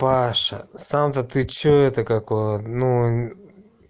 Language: Russian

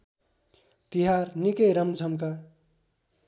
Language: Nepali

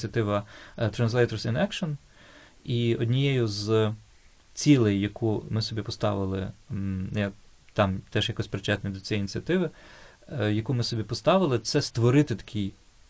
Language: Ukrainian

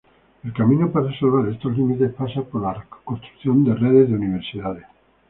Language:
Spanish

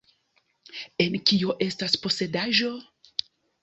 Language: Esperanto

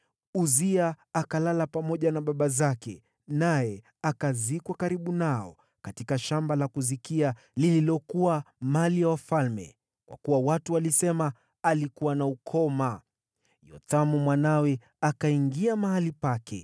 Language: Swahili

